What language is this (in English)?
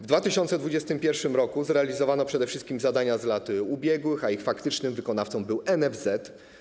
Polish